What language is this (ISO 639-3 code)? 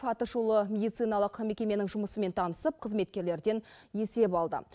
kaz